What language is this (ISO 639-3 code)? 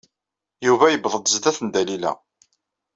kab